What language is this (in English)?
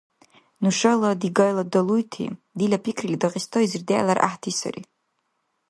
Dargwa